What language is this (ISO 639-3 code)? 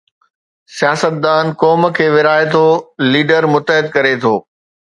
snd